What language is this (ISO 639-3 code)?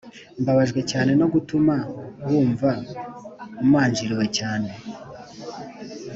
kin